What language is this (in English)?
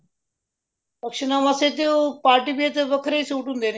Punjabi